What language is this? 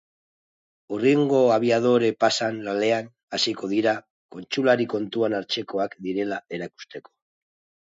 Basque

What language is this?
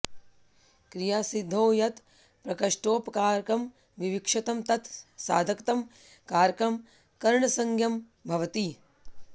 Sanskrit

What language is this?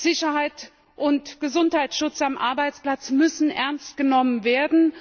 German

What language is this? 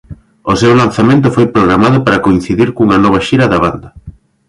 Galician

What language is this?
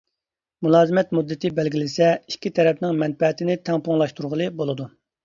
Uyghur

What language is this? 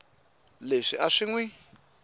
Tsonga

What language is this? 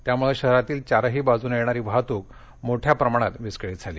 Marathi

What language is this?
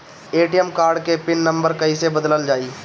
Bhojpuri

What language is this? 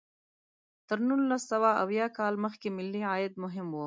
Pashto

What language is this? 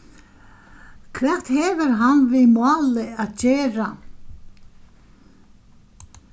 Faroese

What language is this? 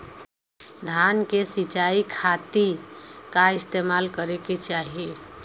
Bhojpuri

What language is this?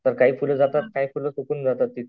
Marathi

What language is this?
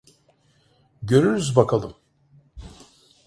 Turkish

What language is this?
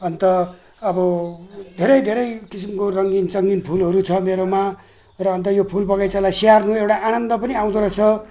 Nepali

